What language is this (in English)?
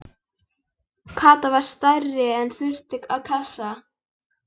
Icelandic